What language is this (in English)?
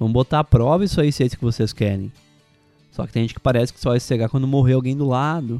Portuguese